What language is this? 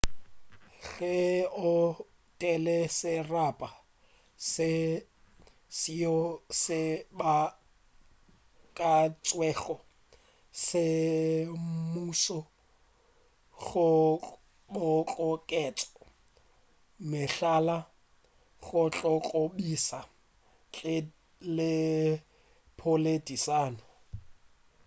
Northern Sotho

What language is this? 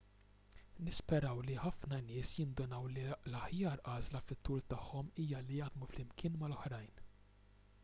Maltese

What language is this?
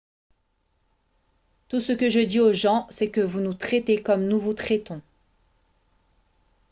French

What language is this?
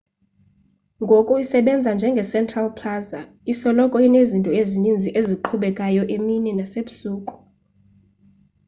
Xhosa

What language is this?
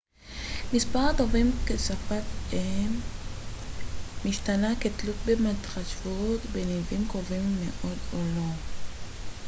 Hebrew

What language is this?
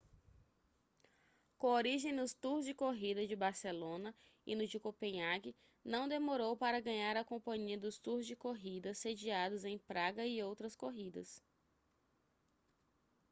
Portuguese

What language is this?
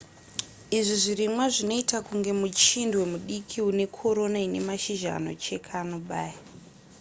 Shona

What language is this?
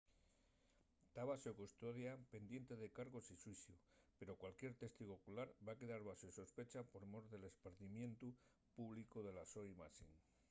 Asturian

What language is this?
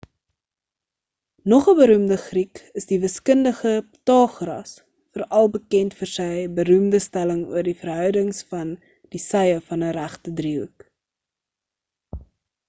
Afrikaans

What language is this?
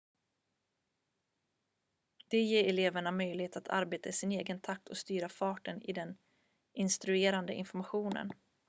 Swedish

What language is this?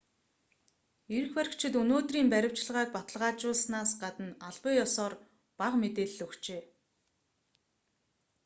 Mongolian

